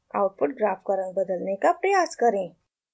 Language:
Hindi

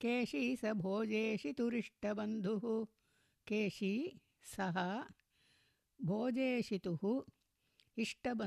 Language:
Tamil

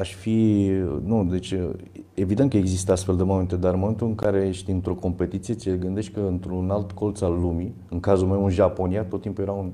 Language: Romanian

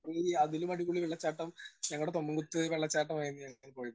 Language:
Malayalam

